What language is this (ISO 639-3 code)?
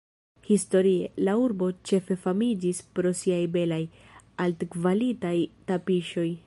epo